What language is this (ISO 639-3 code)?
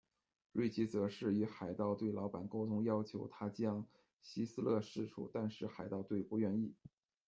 zho